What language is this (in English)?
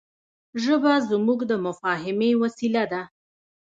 Pashto